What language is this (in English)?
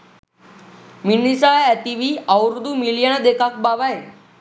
Sinhala